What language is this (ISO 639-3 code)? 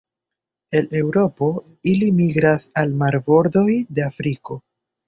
epo